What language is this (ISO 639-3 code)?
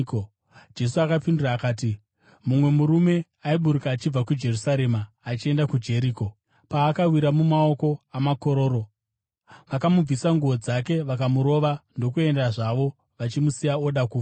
sna